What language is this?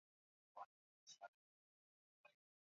Swahili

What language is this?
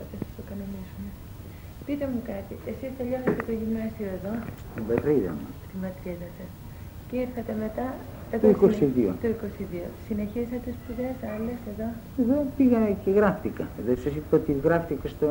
Greek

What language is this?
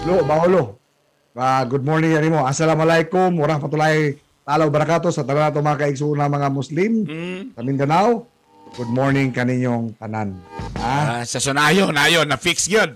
Filipino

